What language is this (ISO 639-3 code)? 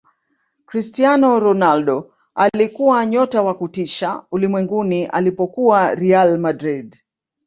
swa